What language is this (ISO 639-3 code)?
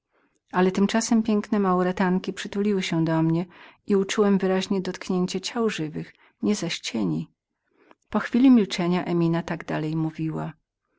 pol